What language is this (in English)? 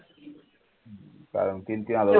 Marathi